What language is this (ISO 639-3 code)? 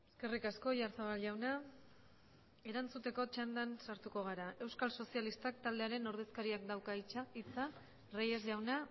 eus